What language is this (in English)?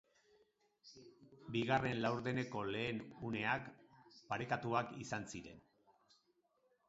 Basque